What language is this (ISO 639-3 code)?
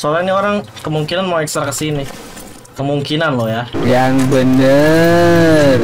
ind